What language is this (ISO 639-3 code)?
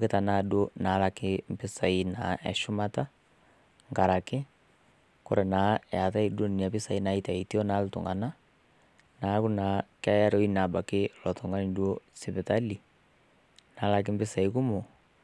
mas